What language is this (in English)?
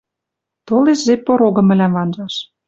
Western Mari